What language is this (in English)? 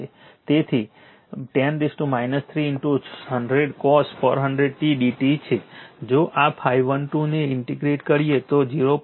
Gujarati